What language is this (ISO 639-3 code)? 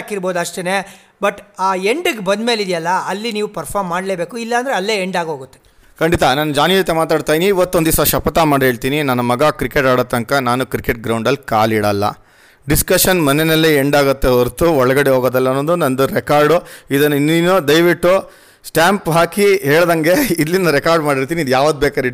kan